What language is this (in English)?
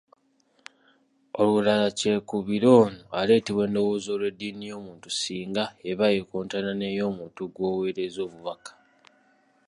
Ganda